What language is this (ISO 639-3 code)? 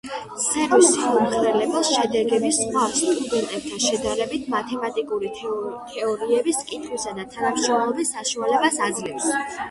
kat